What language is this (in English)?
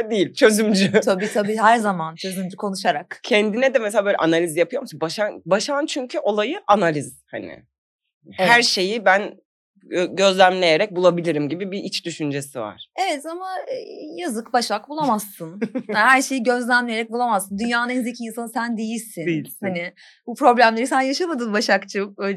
Turkish